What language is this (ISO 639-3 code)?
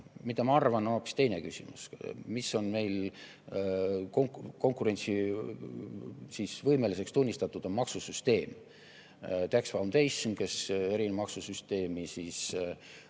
est